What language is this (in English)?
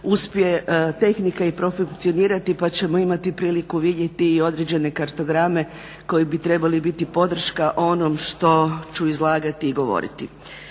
Croatian